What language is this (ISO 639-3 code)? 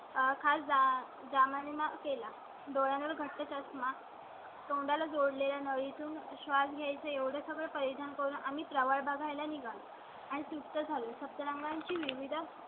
mar